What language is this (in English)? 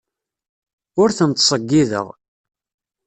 Kabyle